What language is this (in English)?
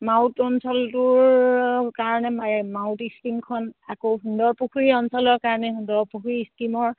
Assamese